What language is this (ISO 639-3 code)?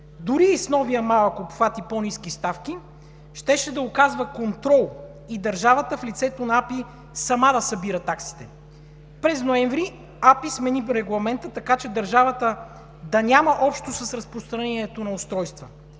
bul